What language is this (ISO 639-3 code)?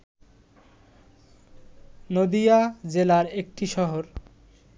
ben